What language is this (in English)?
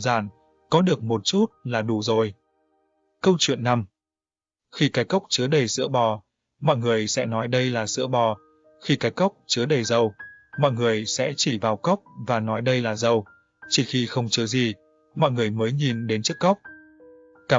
Vietnamese